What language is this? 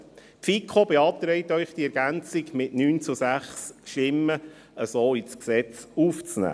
Swiss German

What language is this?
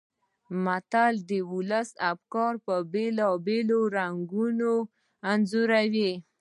Pashto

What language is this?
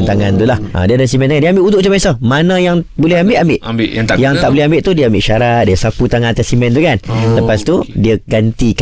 Malay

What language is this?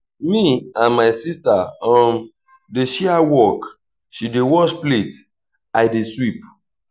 Nigerian Pidgin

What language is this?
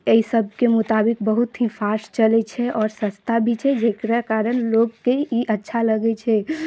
Maithili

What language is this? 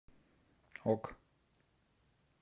Russian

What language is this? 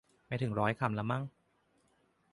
Thai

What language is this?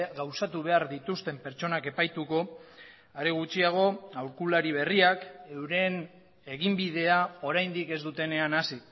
Basque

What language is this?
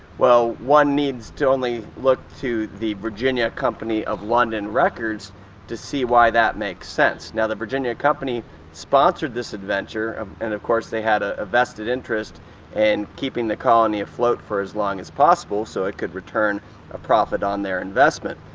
English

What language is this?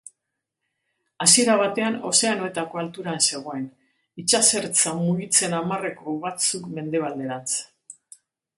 Basque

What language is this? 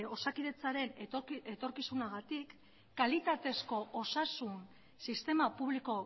Basque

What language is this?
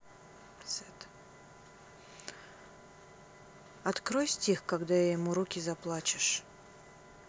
Russian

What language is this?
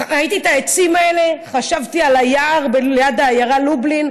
Hebrew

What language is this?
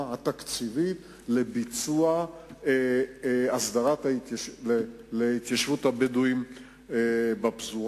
Hebrew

